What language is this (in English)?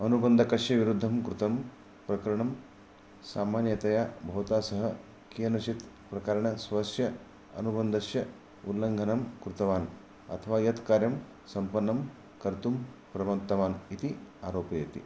Sanskrit